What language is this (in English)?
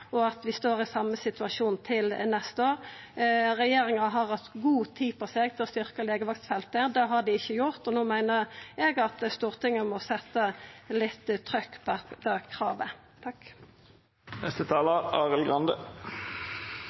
Norwegian Nynorsk